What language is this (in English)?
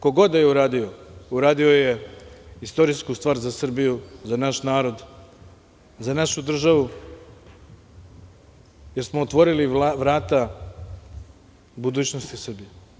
Serbian